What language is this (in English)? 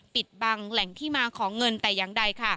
Thai